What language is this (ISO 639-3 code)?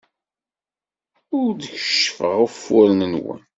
kab